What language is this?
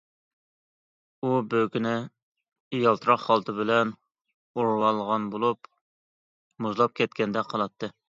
Uyghur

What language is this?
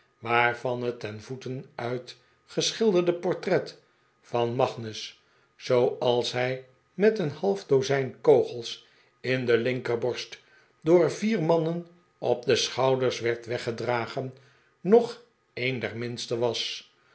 Dutch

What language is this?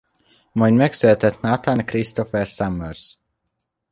Hungarian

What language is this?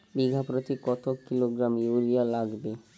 Bangla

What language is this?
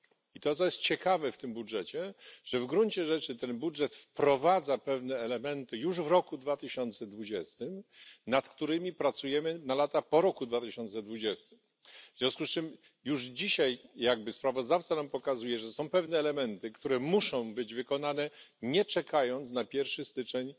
Polish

